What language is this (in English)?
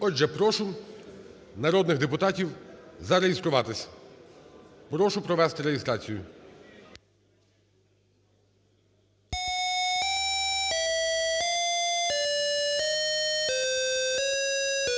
Ukrainian